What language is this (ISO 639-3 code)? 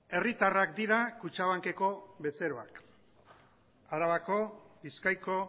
eus